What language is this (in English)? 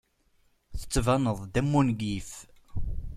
Kabyle